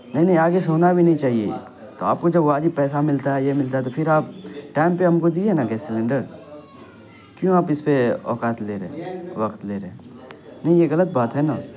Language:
Urdu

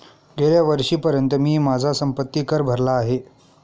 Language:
Marathi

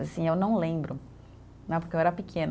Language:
Portuguese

